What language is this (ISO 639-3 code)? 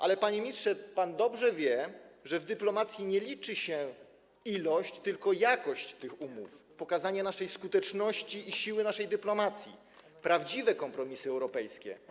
pol